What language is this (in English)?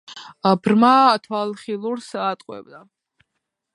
Georgian